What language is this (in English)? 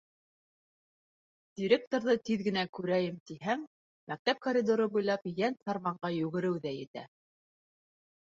Bashkir